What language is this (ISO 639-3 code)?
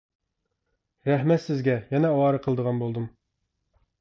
uig